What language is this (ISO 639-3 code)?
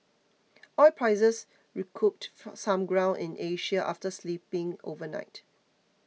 eng